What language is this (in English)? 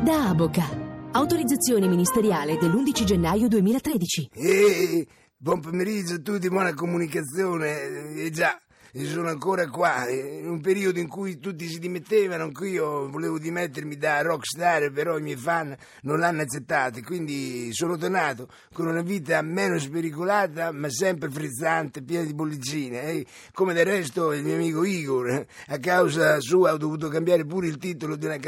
Italian